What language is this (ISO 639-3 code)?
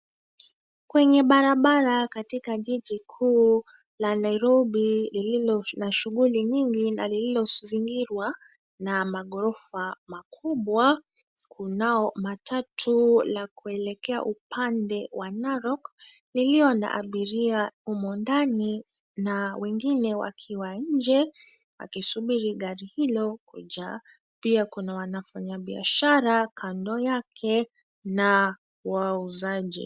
swa